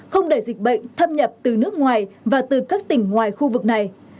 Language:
Vietnamese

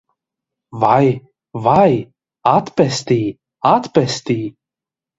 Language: Latvian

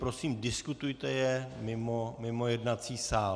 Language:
Czech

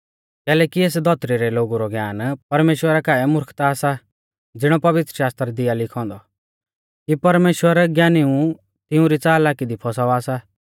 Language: Mahasu Pahari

